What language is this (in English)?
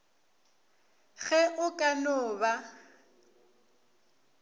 Northern Sotho